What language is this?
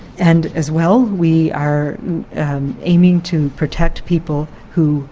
English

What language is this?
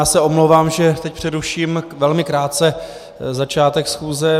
Czech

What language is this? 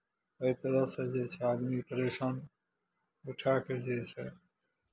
Maithili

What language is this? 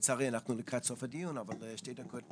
Hebrew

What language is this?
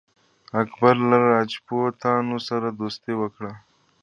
Pashto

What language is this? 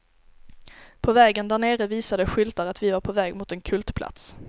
Swedish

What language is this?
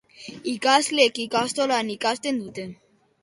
Basque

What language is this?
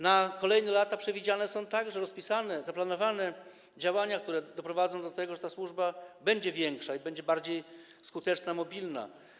Polish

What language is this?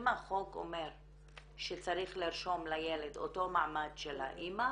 Hebrew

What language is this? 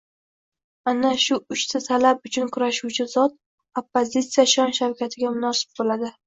Uzbek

